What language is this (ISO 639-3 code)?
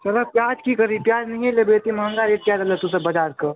mai